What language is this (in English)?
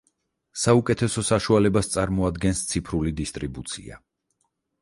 Georgian